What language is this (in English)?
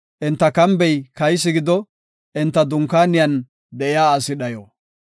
Gofa